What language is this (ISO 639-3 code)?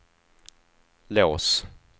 swe